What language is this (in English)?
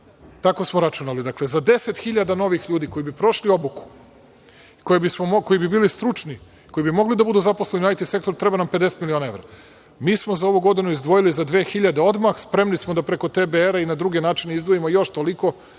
Serbian